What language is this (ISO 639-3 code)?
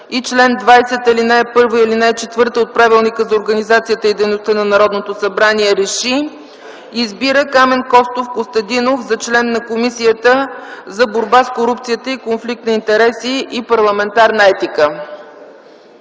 bul